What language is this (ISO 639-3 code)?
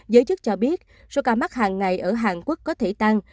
vie